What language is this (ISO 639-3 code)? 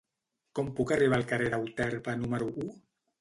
cat